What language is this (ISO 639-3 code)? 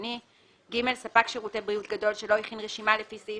heb